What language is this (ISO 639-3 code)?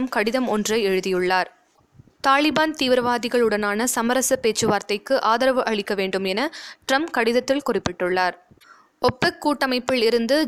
tam